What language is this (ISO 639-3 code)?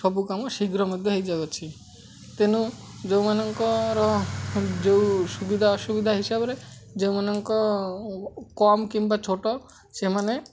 ori